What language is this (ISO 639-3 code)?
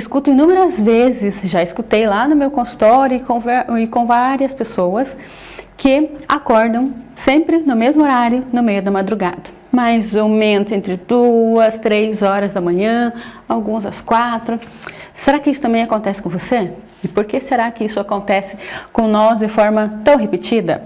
por